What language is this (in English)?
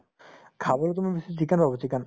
Assamese